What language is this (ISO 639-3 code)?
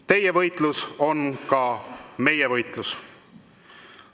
est